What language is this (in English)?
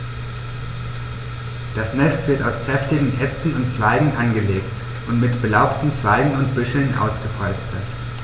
German